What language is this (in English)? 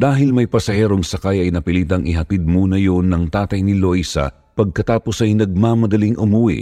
Filipino